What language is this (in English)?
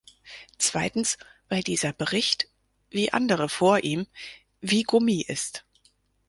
German